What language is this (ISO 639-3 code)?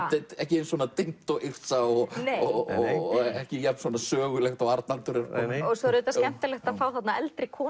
isl